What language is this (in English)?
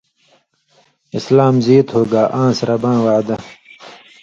Indus Kohistani